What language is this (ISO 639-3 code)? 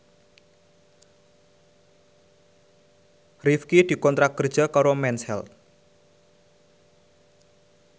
jav